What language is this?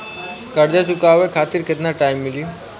Bhojpuri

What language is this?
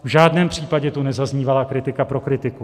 Czech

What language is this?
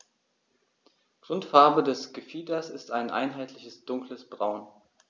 German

